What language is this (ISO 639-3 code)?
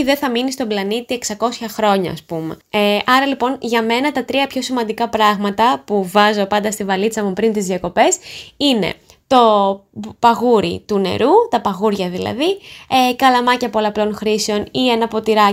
ell